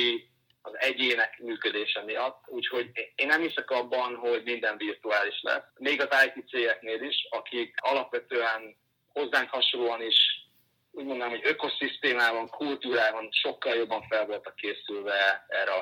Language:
Hungarian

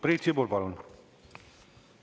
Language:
Estonian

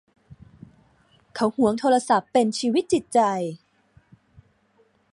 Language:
Thai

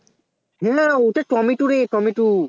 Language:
Bangla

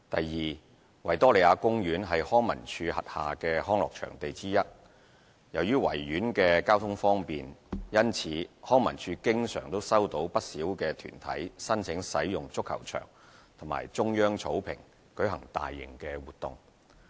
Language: Cantonese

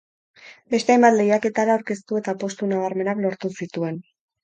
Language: Basque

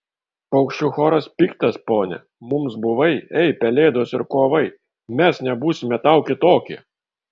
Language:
Lithuanian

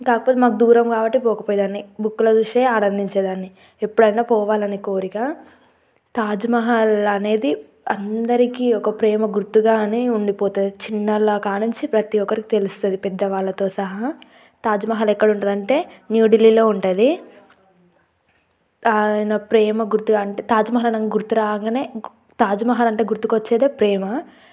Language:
Telugu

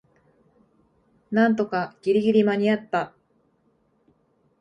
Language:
Japanese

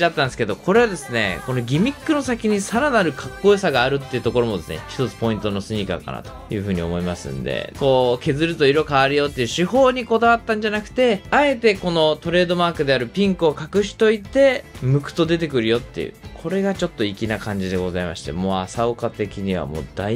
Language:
Japanese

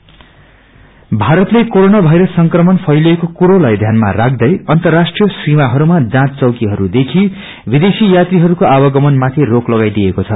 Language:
Nepali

